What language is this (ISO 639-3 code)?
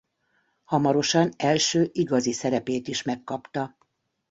hun